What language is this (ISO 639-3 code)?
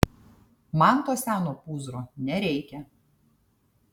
lit